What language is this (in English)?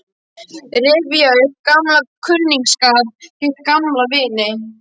Icelandic